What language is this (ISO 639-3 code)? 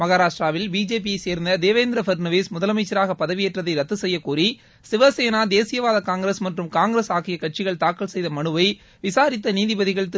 tam